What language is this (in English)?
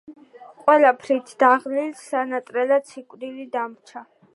Georgian